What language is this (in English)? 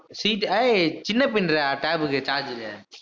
Tamil